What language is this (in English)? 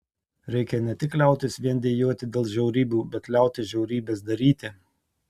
Lithuanian